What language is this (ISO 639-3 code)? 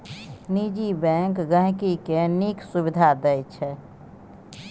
mai